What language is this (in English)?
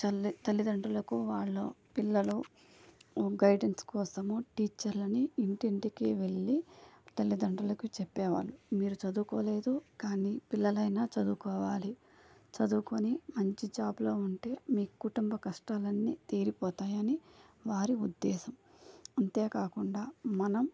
Telugu